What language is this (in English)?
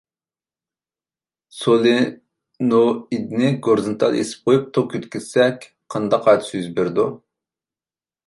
Uyghur